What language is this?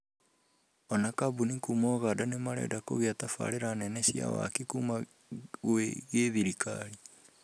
Kikuyu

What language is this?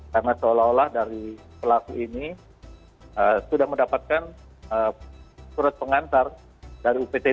Indonesian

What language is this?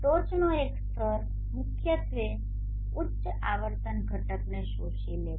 Gujarati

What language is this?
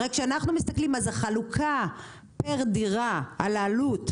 Hebrew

